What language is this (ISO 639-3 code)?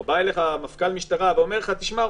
heb